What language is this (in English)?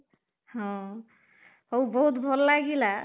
Odia